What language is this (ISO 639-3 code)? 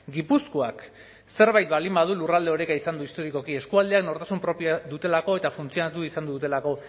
eus